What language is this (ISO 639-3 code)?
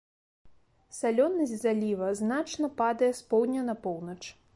bel